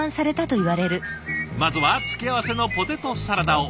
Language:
Japanese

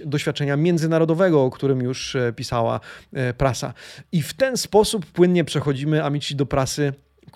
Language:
Polish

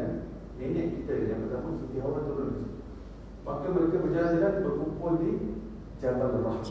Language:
Malay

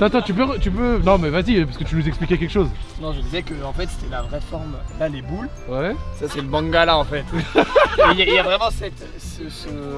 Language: French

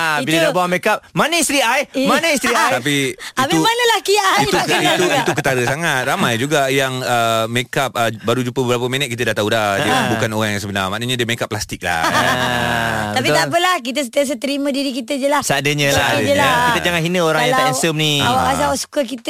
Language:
Malay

